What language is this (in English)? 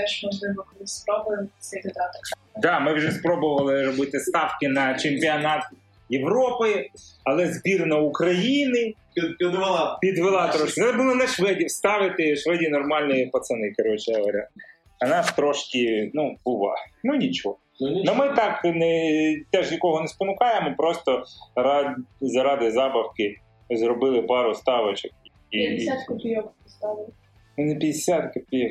Ukrainian